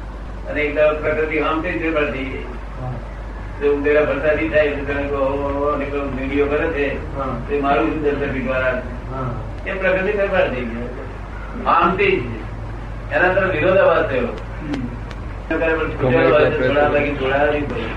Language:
Gujarati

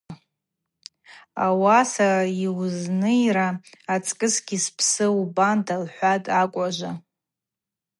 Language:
Abaza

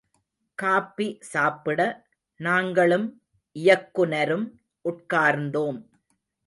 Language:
Tamil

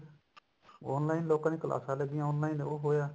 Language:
Punjabi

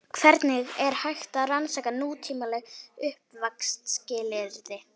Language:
Icelandic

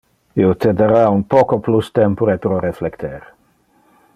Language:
Interlingua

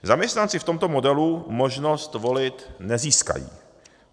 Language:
Czech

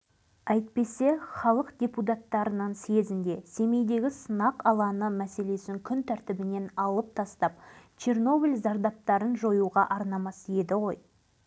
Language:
Kazakh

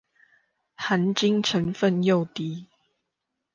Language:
Chinese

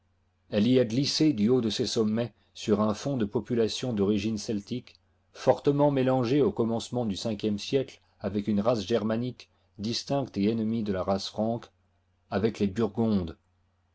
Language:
French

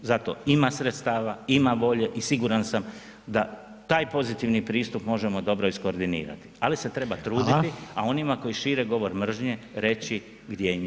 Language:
Croatian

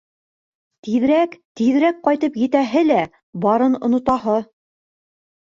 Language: Bashkir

